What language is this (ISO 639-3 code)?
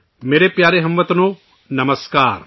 urd